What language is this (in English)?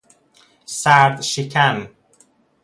Persian